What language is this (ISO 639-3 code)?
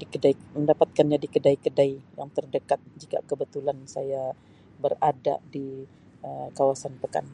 msi